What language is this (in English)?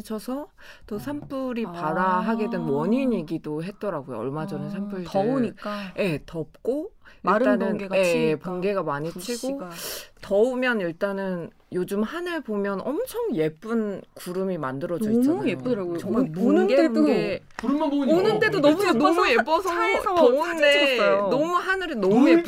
Korean